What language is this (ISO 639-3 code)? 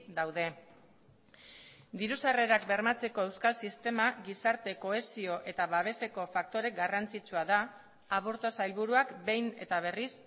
eus